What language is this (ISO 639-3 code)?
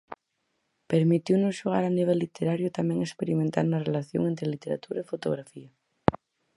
glg